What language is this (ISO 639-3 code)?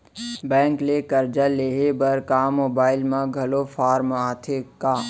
hne